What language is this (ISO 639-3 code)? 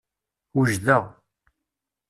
kab